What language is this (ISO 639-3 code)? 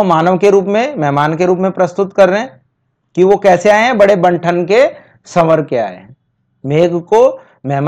hin